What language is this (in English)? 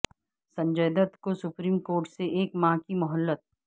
Urdu